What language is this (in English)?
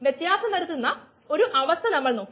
Malayalam